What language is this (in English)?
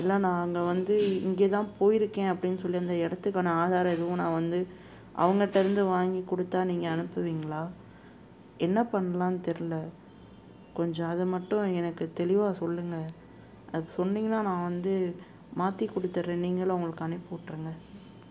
Tamil